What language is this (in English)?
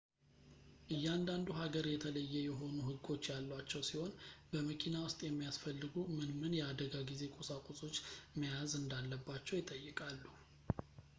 Amharic